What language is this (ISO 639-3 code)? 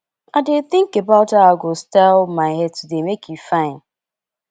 pcm